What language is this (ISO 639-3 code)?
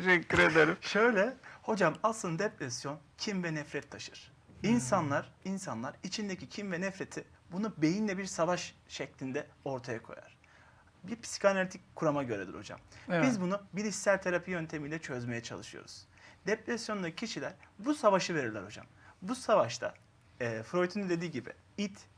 tur